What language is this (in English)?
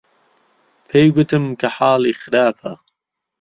Central Kurdish